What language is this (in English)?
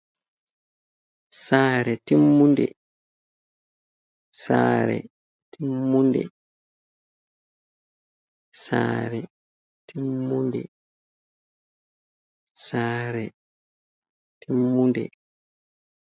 Fula